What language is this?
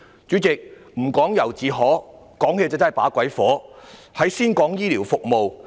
Cantonese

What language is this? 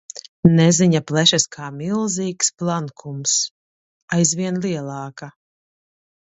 Latvian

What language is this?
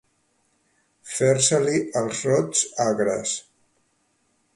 Catalan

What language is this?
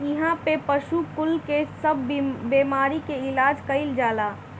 Bhojpuri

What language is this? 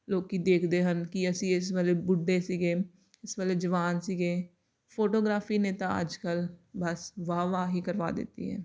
Punjabi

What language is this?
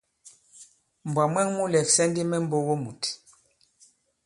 Bankon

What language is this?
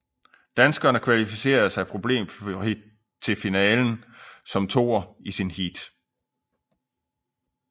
Danish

